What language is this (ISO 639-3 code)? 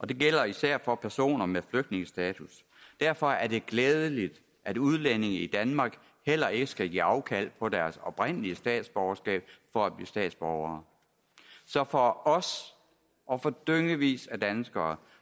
dan